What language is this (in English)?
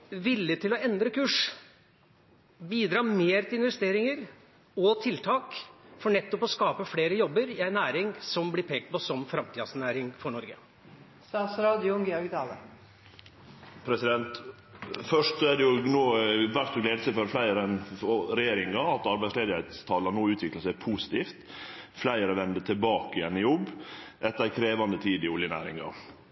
Norwegian